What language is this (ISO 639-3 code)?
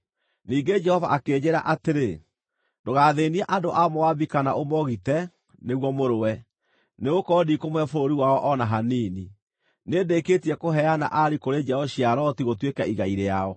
kik